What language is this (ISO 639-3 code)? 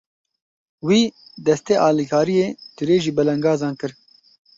kur